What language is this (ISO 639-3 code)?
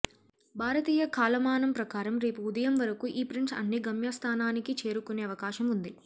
tel